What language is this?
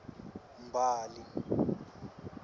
Swati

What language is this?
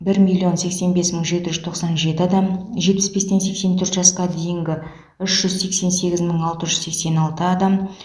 Kazakh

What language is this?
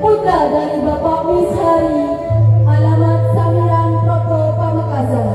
Malay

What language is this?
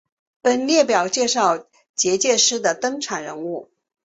Chinese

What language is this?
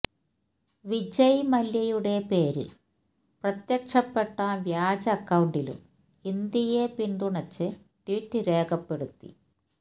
Malayalam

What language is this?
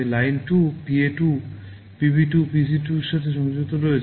Bangla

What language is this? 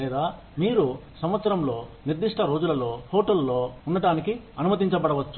Telugu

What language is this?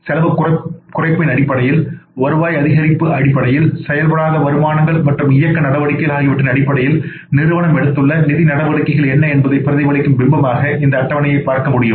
Tamil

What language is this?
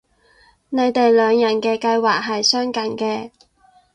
Cantonese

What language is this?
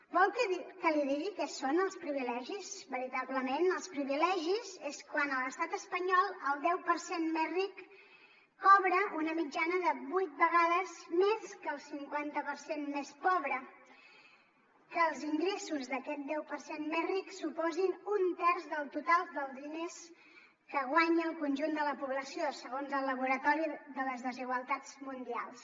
Catalan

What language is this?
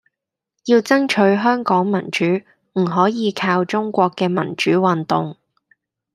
Cantonese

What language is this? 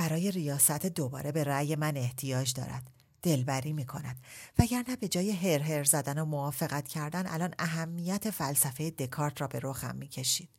Persian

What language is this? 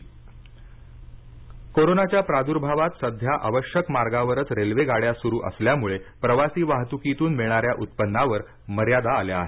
Marathi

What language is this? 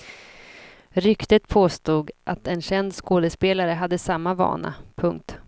Swedish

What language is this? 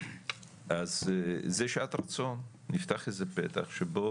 Hebrew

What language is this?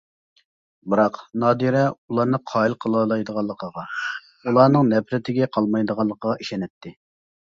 Uyghur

